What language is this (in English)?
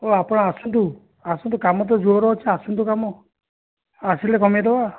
Odia